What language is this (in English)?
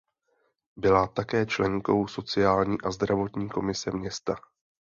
Czech